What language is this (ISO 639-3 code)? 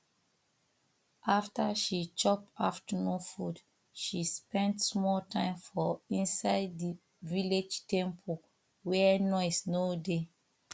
pcm